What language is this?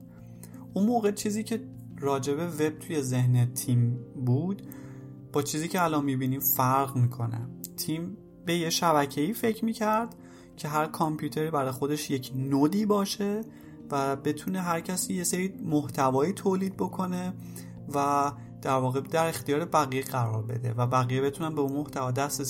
Persian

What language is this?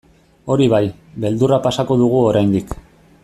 Basque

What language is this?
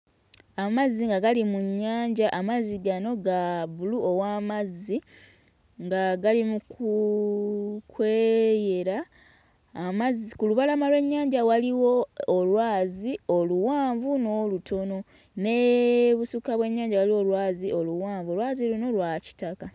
Ganda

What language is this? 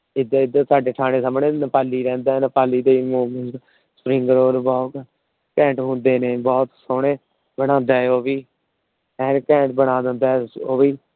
Punjabi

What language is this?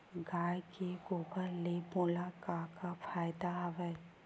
Chhattisgarhi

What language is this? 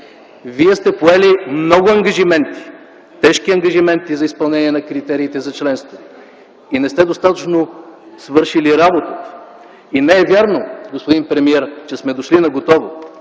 Bulgarian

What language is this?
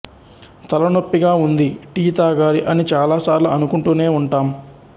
Telugu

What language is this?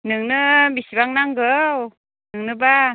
Bodo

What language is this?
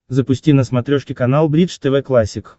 Russian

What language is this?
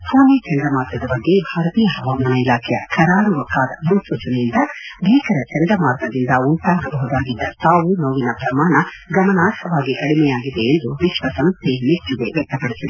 Kannada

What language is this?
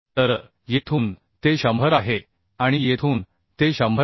Marathi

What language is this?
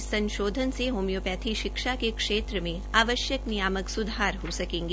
Hindi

